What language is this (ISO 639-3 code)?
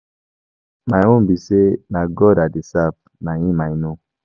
pcm